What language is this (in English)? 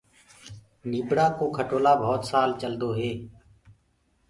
Gurgula